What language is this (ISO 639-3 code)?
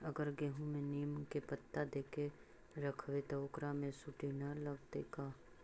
mag